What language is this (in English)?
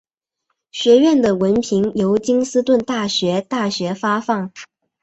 Chinese